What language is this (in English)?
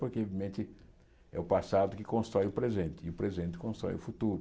Portuguese